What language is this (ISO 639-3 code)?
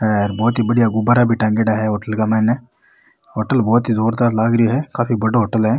raj